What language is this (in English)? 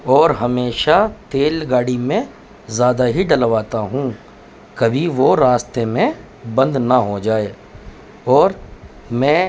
Urdu